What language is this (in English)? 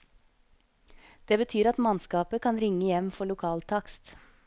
Norwegian